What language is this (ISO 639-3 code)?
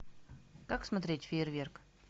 rus